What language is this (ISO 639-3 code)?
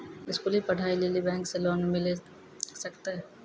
mai